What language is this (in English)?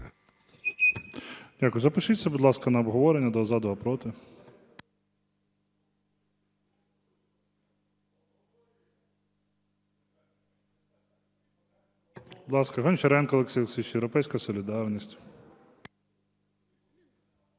Ukrainian